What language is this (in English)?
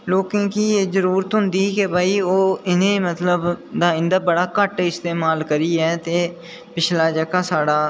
Dogri